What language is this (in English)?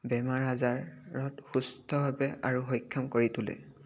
Assamese